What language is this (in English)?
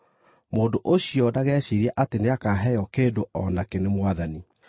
Kikuyu